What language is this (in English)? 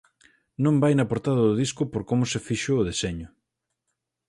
Galician